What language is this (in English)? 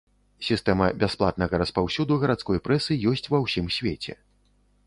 Belarusian